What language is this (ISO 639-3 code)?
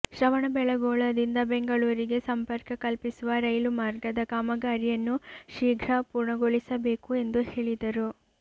kan